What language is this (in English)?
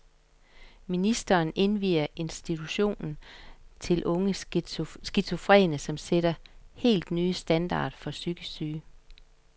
Danish